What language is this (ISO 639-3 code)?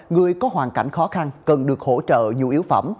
vie